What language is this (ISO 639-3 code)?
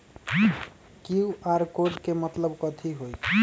mag